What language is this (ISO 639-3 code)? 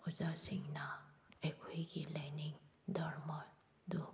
mni